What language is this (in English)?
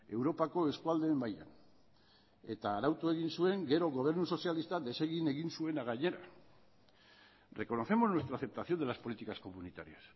Basque